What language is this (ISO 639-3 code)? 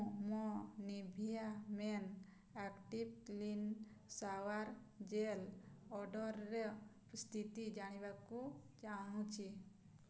ori